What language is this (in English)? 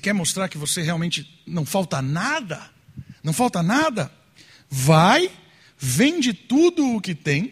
Portuguese